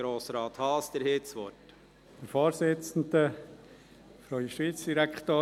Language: Swiss German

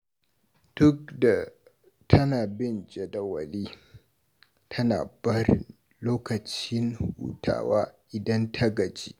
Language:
Hausa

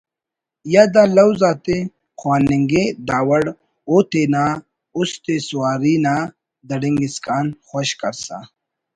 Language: Brahui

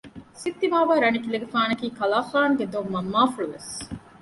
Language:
Divehi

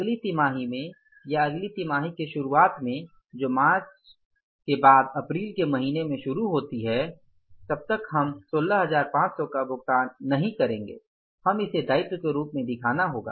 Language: Hindi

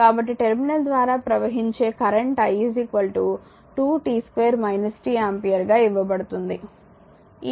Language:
Telugu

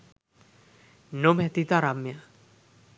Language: Sinhala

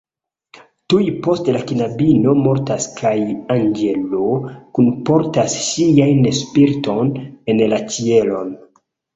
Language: Esperanto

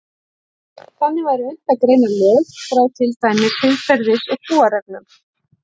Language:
Icelandic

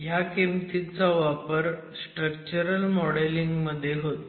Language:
Marathi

